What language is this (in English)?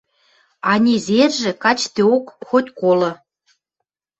Western Mari